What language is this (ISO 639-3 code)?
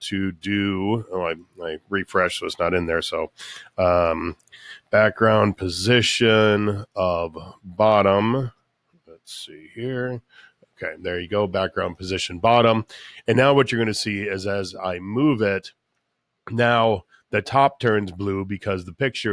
eng